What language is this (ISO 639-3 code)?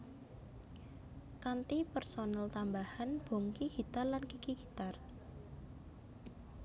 jav